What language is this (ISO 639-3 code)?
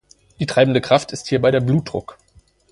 deu